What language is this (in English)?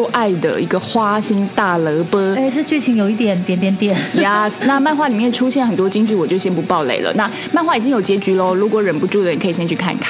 Chinese